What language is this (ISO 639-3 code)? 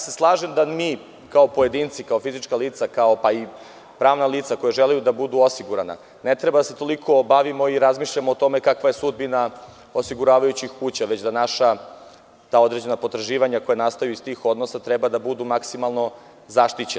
srp